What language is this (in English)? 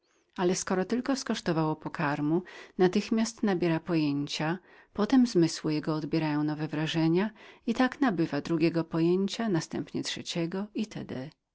Polish